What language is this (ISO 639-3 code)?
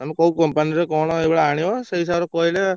ori